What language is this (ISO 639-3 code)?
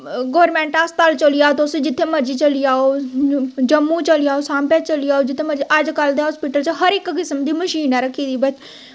doi